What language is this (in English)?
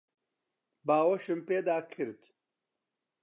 Central Kurdish